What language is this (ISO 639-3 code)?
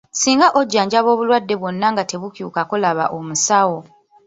lug